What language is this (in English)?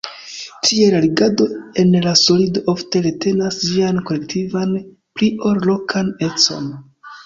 Esperanto